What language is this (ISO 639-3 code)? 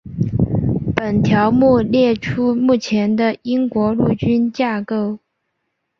zho